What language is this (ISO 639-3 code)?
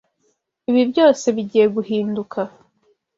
kin